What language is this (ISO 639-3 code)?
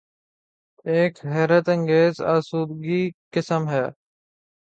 urd